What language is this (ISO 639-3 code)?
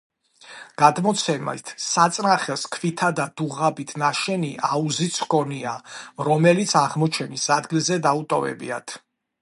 kat